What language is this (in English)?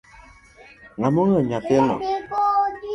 Luo (Kenya and Tanzania)